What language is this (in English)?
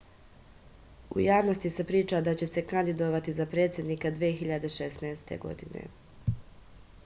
Serbian